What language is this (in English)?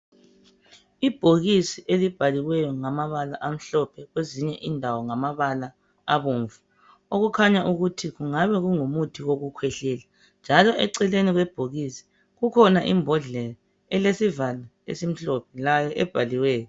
North Ndebele